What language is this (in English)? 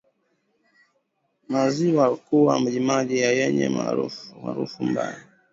Swahili